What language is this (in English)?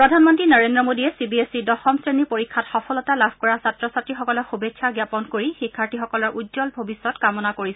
Assamese